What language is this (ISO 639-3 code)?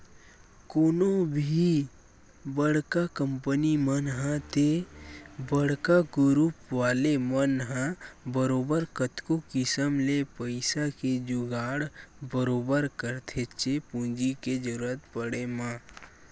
hne